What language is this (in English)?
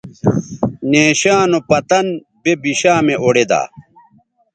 Bateri